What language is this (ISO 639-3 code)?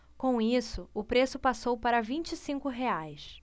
por